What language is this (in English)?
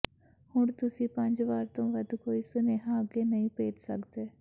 Punjabi